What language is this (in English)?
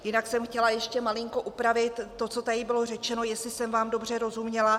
Czech